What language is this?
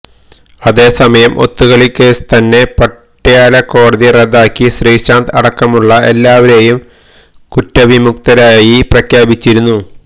Malayalam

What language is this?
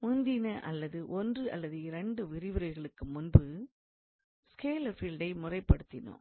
Tamil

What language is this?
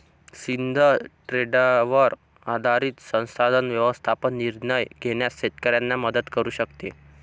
Marathi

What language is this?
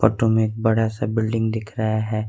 Hindi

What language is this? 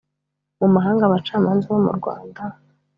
Kinyarwanda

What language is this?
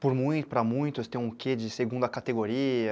Portuguese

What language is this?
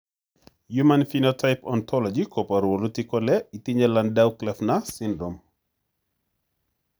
Kalenjin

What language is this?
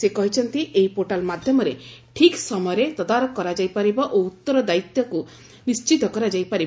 Odia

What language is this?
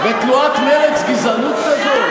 Hebrew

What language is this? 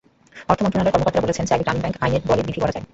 Bangla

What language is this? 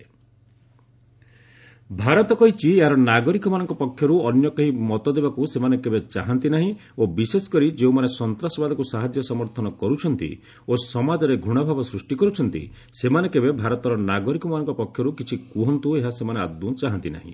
Odia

